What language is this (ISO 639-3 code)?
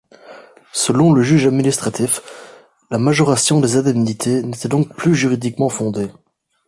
fra